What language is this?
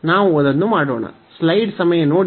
Kannada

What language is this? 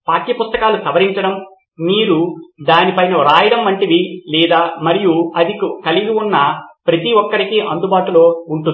Telugu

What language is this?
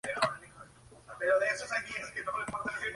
Spanish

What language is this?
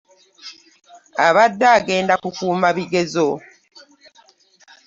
Ganda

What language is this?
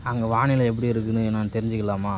Tamil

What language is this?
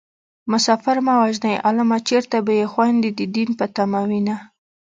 Pashto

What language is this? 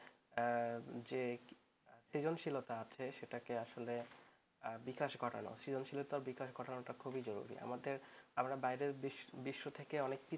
Bangla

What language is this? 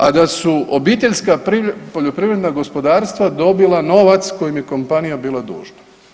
Croatian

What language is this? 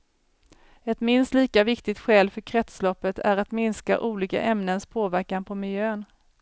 Swedish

